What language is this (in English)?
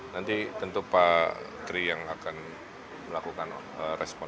Indonesian